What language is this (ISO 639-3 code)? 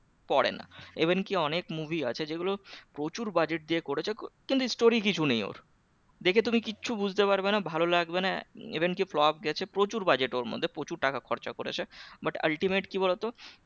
ben